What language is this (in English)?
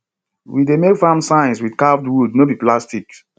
Nigerian Pidgin